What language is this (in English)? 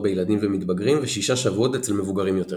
Hebrew